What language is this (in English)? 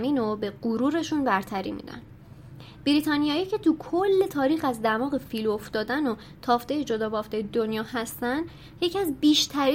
Persian